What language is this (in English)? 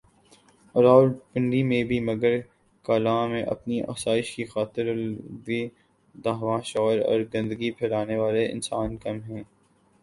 Urdu